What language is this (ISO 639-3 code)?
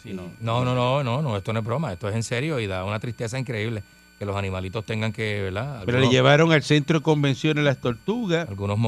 spa